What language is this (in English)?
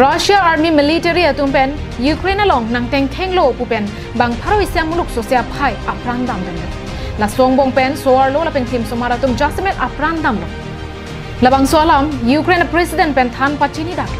Thai